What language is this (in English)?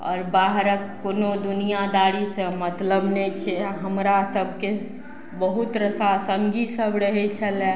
Maithili